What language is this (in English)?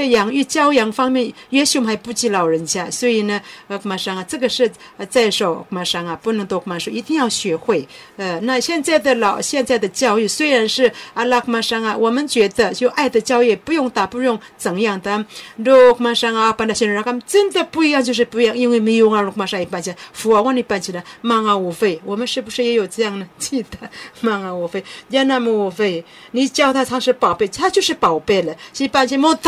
Chinese